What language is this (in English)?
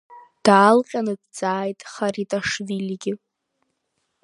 Abkhazian